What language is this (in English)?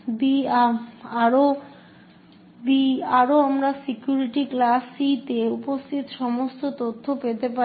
Bangla